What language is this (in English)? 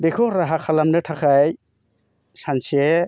Bodo